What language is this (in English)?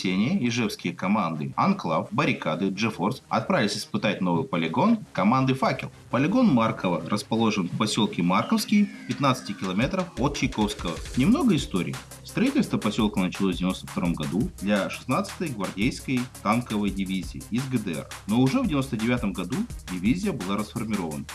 Russian